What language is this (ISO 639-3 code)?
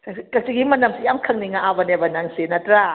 mni